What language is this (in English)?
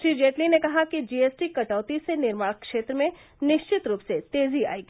Hindi